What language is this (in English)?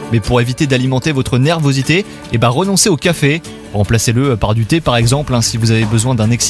French